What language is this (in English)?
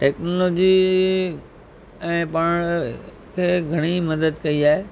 Sindhi